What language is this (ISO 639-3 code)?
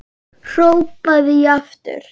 isl